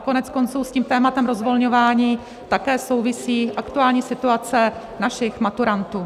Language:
Czech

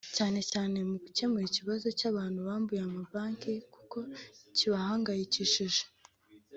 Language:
Kinyarwanda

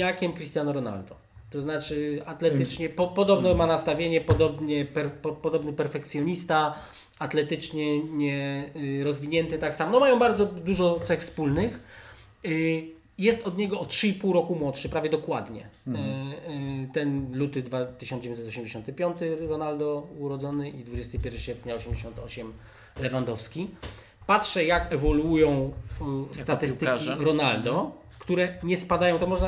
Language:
Polish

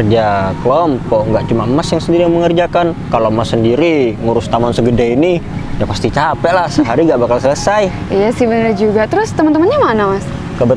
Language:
Indonesian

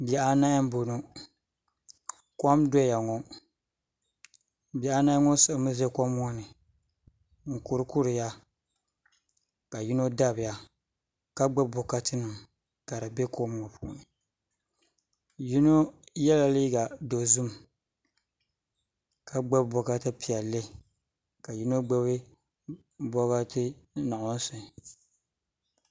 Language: Dagbani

